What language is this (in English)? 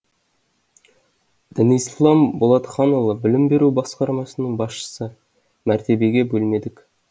Kazakh